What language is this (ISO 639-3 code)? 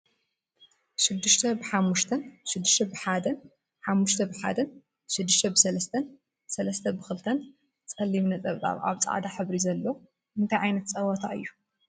tir